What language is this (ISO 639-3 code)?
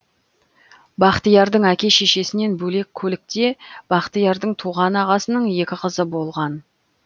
kaz